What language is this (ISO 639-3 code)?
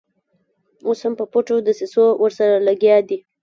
pus